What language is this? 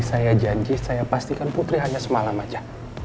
Indonesian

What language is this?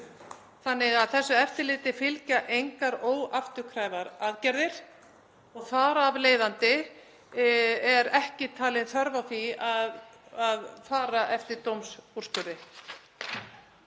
Icelandic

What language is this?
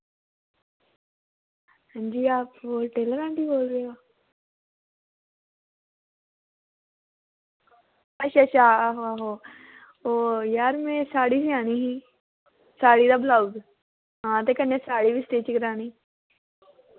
Dogri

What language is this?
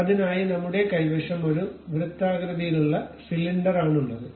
Malayalam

